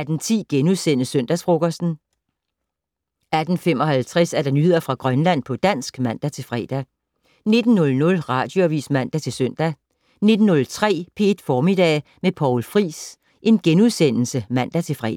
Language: Danish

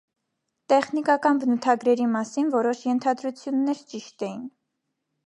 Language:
Armenian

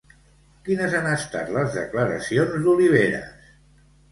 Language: Catalan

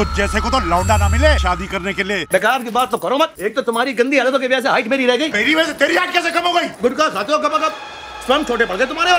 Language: Hindi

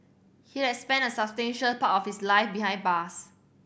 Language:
English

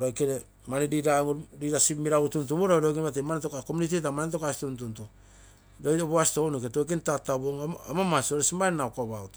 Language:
Terei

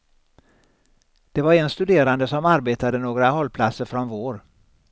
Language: Swedish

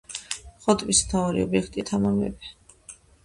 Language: Georgian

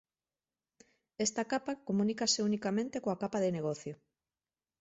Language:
Galician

